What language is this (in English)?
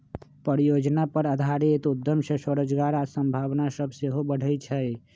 Magahi